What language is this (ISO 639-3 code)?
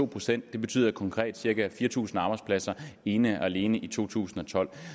dan